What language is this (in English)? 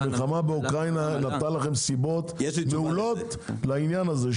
Hebrew